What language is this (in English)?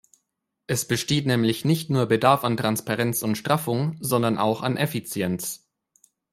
German